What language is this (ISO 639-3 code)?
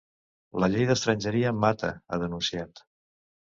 cat